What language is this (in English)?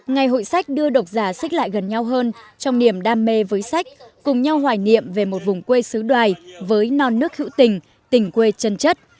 Vietnamese